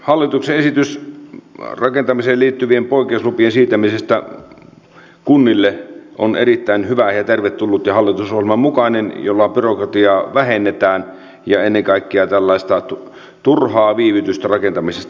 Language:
Finnish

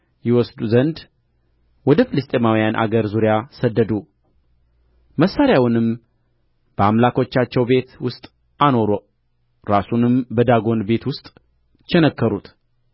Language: Amharic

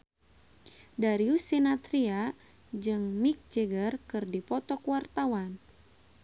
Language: Sundanese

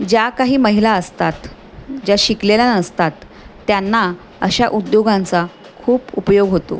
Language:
Marathi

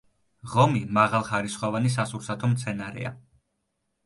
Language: Georgian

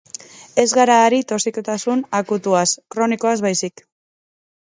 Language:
Basque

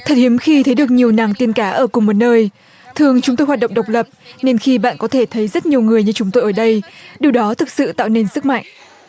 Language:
Vietnamese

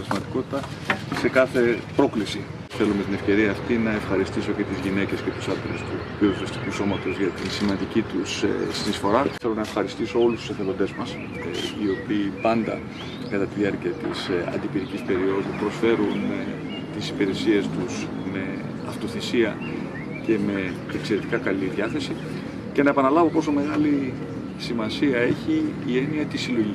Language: Greek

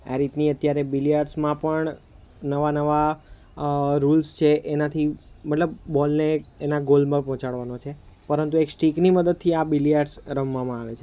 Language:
Gujarati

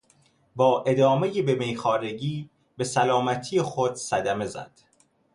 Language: Persian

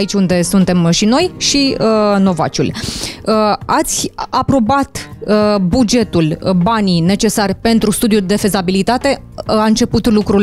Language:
Romanian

